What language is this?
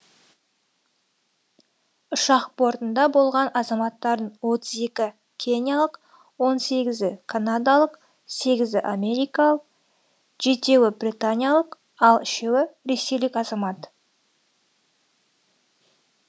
Kazakh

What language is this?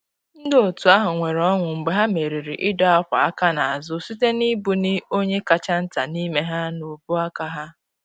Igbo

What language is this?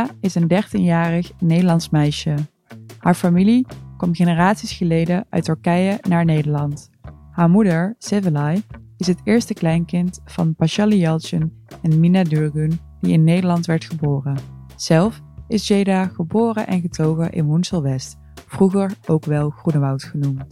Dutch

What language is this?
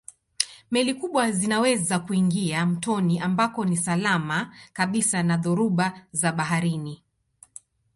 Swahili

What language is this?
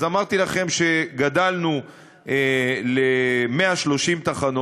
Hebrew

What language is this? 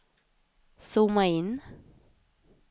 Swedish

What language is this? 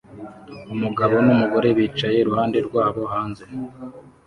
Kinyarwanda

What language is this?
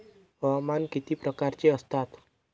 Marathi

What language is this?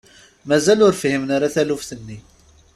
Kabyle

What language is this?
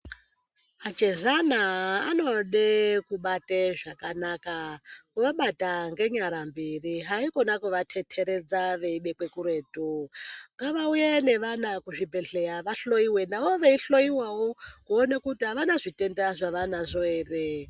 Ndau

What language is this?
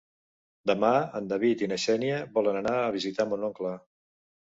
Catalan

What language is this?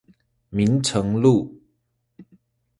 Chinese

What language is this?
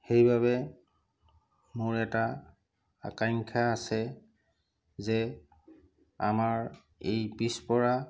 Assamese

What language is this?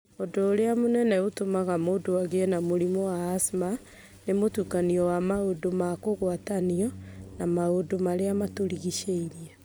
Kikuyu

